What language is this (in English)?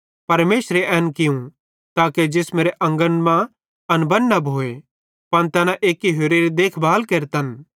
Bhadrawahi